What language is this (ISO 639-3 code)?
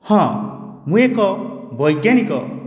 ori